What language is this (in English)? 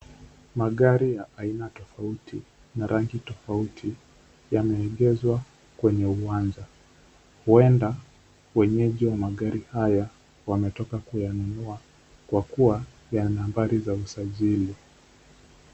Swahili